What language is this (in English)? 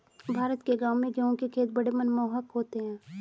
Hindi